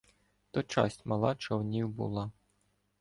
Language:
Ukrainian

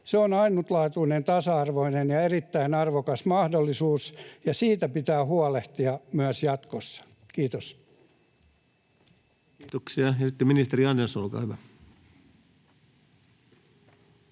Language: Finnish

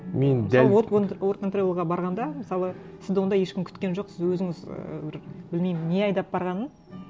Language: Kazakh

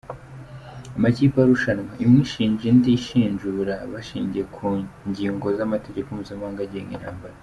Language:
Kinyarwanda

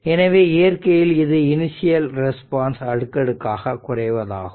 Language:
Tamil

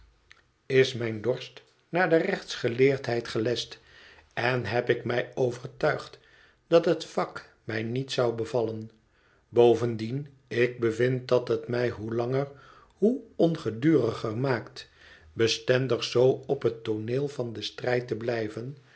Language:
Dutch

